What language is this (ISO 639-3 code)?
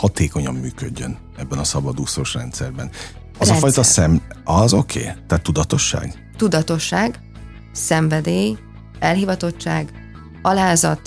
hun